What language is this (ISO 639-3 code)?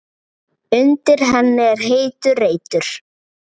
isl